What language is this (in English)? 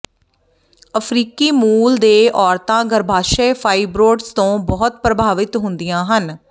Punjabi